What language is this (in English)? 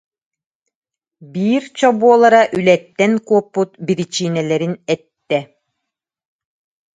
Yakut